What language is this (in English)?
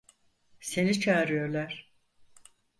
Turkish